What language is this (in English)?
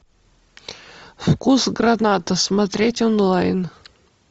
Russian